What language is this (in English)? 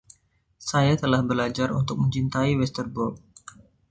Indonesian